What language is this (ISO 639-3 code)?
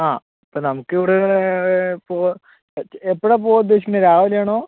mal